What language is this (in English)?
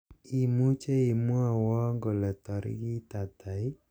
Kalenjin